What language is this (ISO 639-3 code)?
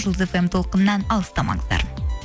kaz